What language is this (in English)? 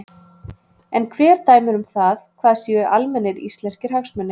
Icelandic